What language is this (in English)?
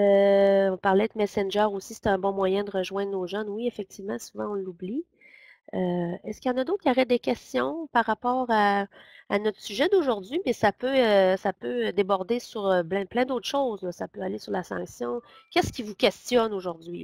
French